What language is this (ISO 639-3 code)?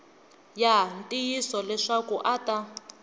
tso